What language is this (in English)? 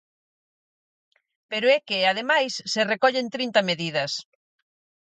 Galician